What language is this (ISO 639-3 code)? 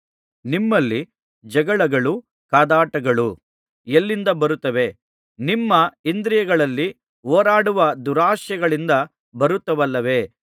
kan